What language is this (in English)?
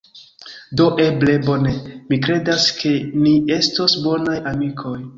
Esperanto